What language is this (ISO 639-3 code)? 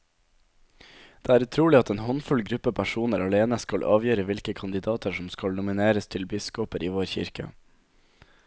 nor